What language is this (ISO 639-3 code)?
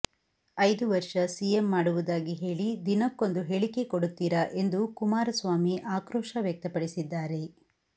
kan